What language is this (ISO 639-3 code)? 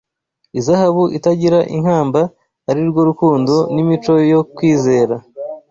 kin